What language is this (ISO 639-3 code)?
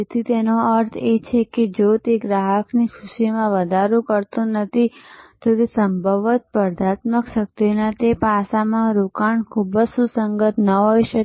guj